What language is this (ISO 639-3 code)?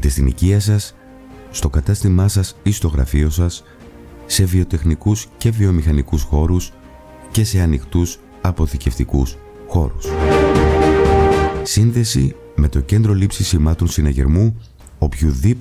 ell